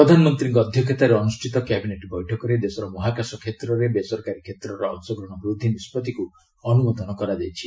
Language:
Odia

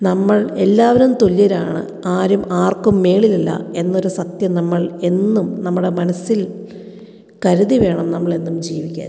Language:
Malayalam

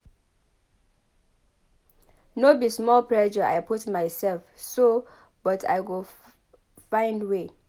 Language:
Nigerian Pidgin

